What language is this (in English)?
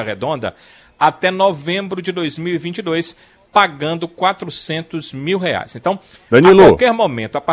Portuguese